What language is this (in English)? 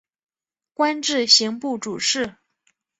Chinese